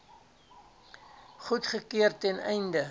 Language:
Afrikaans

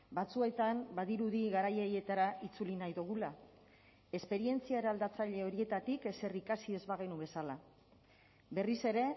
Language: Basque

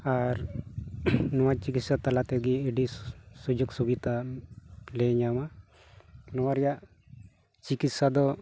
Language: Santali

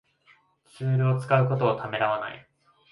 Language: Japanese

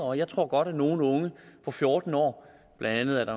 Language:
Danish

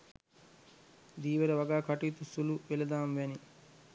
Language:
Sinhala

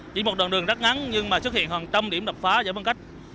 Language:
Vietnamese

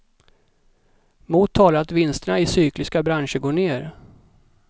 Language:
Swedish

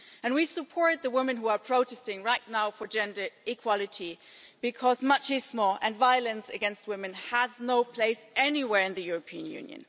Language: English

